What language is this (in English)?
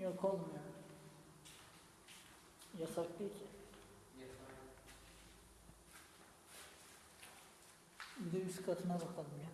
Turkish